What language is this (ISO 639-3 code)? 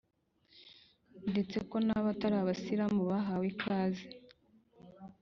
kin